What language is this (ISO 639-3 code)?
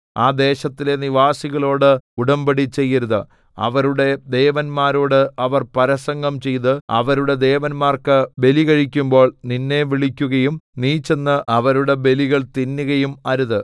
mal